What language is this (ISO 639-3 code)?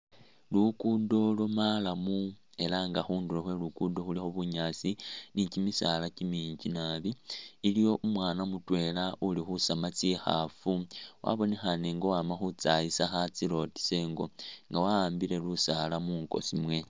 myx